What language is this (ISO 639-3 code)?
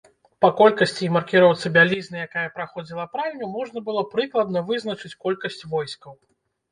bel